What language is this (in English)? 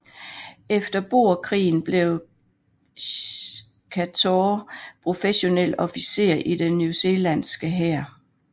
Danish